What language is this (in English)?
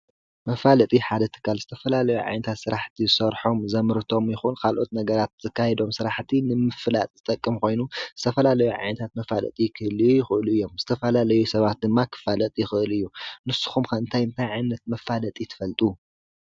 Tigrinya